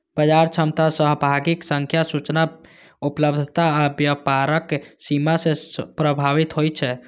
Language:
Maithili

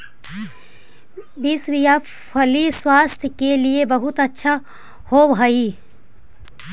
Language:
Magahi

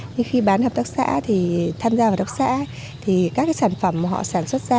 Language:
Vietnamese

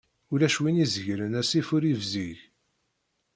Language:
Kabyle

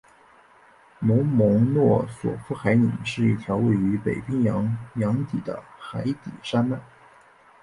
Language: Chinese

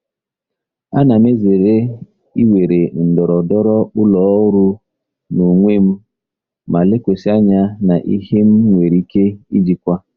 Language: Igbo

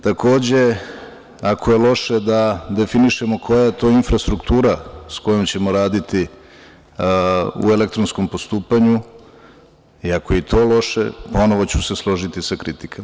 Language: Serbian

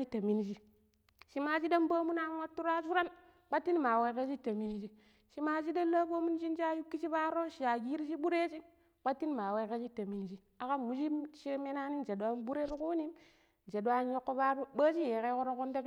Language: Pero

